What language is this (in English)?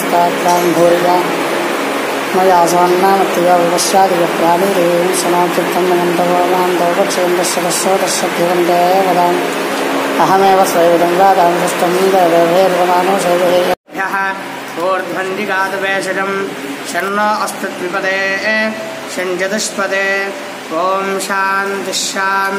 Indonesian